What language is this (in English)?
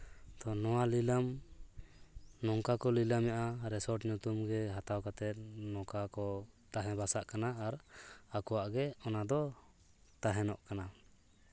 Santali